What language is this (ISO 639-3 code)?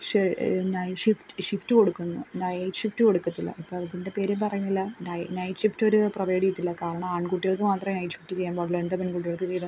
mal